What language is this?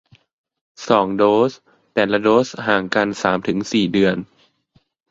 Thai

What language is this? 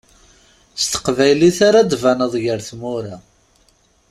Kabyle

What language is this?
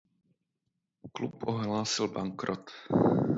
Czech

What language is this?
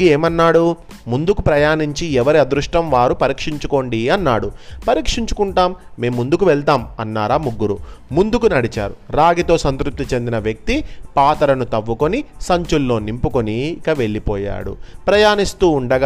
Telugu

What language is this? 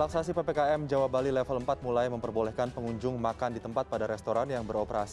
Indonesian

